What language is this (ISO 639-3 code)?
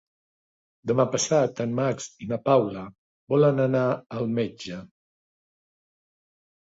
cat